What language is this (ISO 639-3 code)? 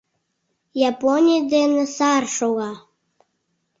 chm